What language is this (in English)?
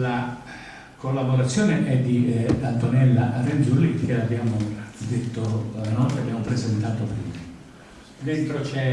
Italian